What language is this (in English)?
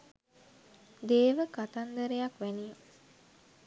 Sinhala